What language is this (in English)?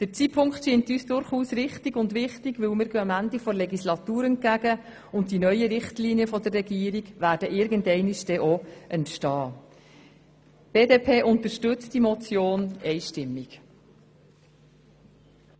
Swiss German